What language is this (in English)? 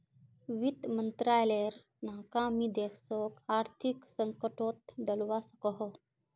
Magahi